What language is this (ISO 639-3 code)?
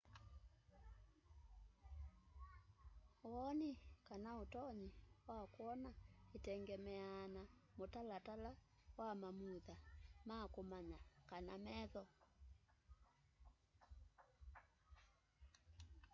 kam